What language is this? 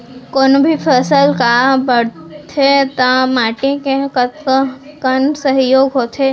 Chhattisgarhi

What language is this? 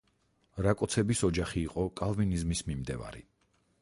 Georgian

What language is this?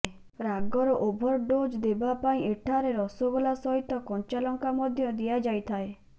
Odia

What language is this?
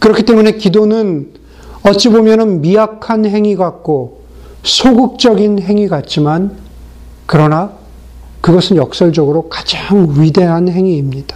Korean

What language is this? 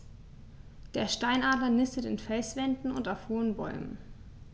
German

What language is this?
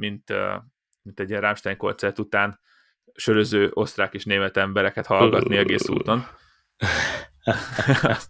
Hungarian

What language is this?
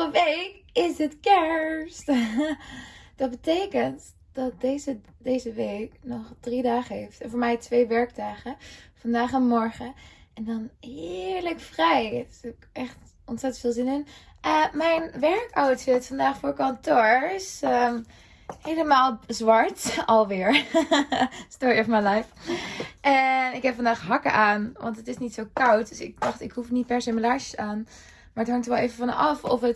Dutch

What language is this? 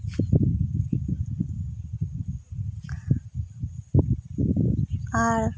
Santali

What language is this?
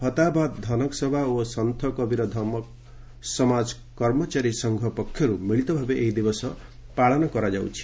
Odia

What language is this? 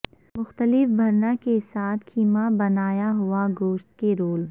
Urdu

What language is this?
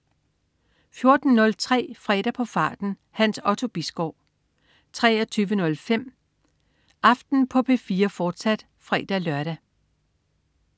Danish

